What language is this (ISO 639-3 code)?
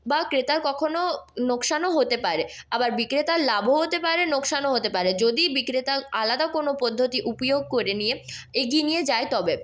ben